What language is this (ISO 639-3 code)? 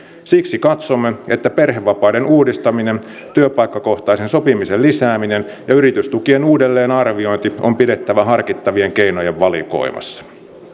fin